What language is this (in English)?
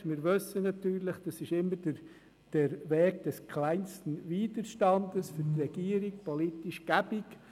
Swiss German